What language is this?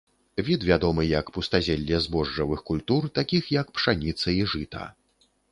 Belarusian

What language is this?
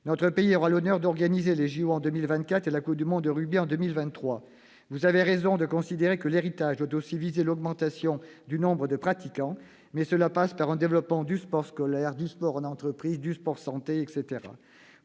French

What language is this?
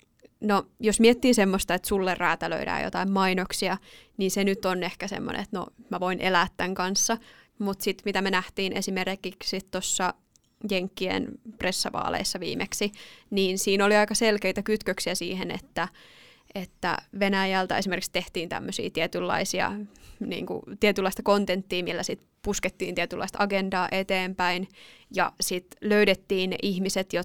Finnish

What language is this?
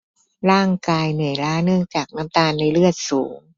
Thai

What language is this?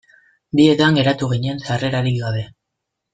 Basque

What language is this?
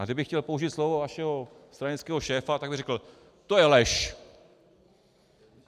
Czech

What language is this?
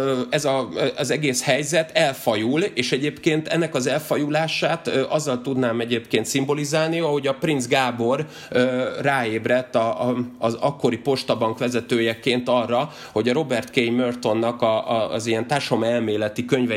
Hungarian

